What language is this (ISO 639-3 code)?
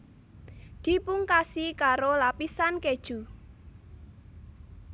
jav